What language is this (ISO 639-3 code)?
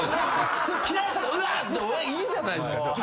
jpn